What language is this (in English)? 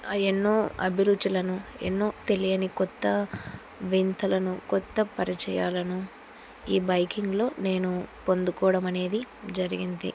Telugu